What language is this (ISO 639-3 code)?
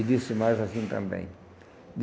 por